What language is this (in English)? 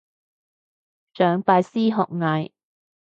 Cantonese